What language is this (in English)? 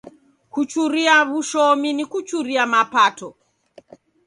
Taita